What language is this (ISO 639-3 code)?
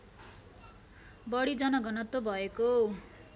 nep